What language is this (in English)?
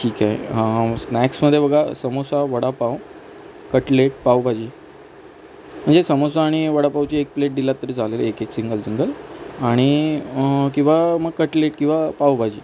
Marathi